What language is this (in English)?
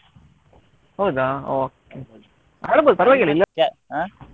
Kannada